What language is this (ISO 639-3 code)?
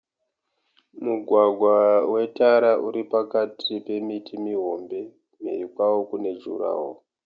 sna